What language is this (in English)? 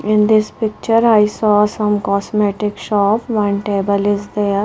English